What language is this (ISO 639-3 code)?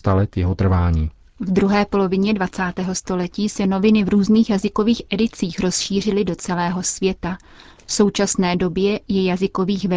ces